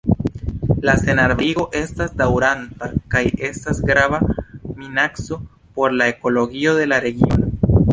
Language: Esperanto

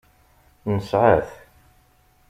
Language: Kabyle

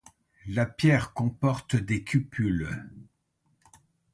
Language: French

